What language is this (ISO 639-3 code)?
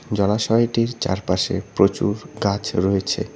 ben